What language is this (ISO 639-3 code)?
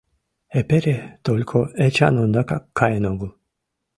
chm